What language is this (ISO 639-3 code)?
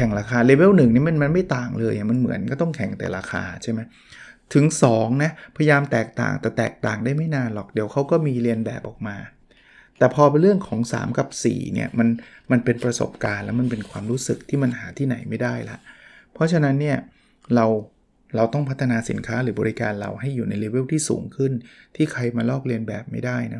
tha